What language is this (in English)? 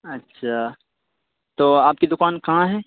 Urdu